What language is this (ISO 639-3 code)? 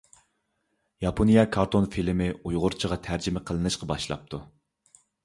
uig